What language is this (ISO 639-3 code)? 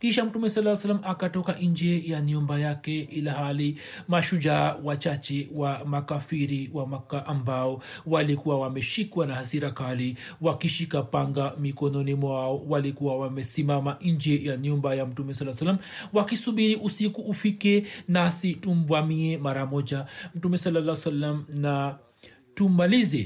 swa